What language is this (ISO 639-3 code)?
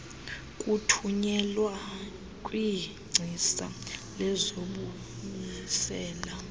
xho